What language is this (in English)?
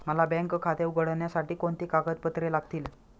Marathi